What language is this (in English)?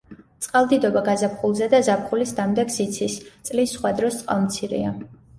Georgian